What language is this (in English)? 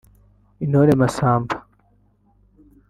Kinyarwanda